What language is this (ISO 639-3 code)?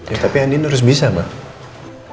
ind